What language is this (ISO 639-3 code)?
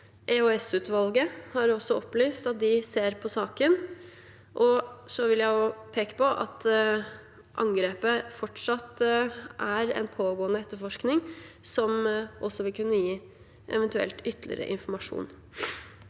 nor